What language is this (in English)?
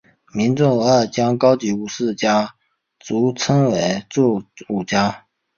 Chinese